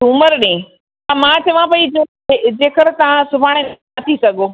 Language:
Sindhi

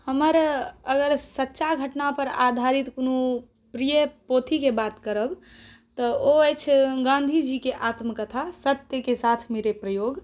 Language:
Maithili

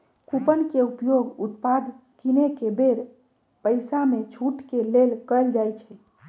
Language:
Magahi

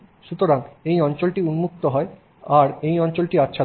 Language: Bangla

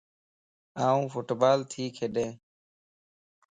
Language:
Lasi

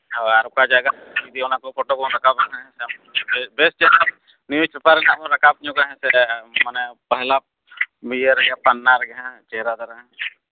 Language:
Santali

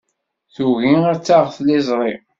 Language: Kabyle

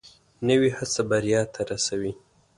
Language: Pashto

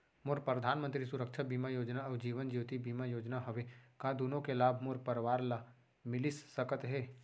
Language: Chhattisgarhi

